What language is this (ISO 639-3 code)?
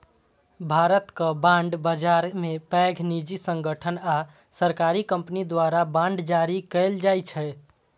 mai